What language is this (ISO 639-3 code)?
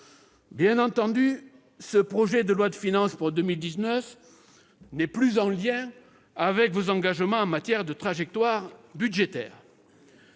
fra